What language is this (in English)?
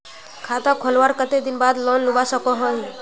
Magahi